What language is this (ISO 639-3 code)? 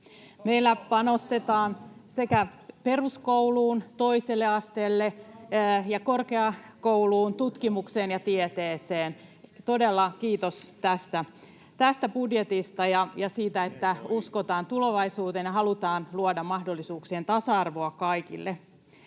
fin